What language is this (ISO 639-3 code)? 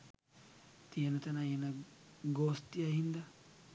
sin